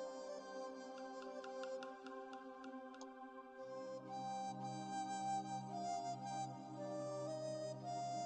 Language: Dutch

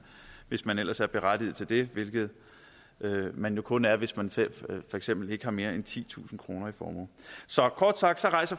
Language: Danish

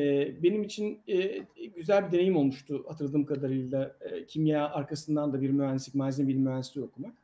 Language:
Turkish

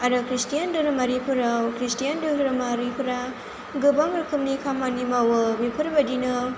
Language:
Bodo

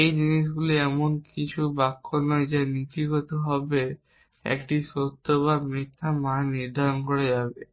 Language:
Bangla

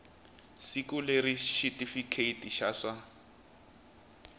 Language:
Tsonga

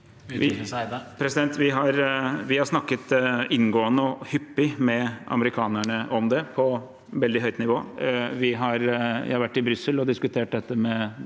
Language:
Norwegian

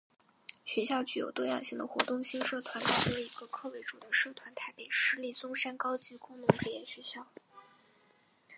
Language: Chinese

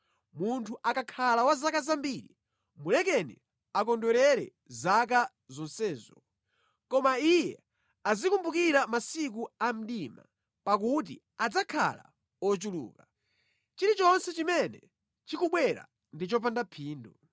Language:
Nyanja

